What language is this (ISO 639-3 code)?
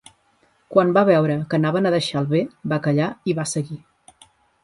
cat